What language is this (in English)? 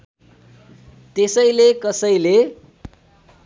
Nepali